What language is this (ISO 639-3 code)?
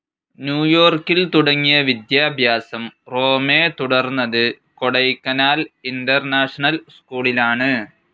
mal